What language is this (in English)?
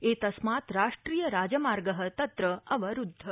Sanskrit